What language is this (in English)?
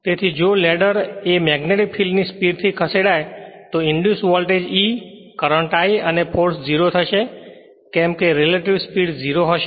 Gujarati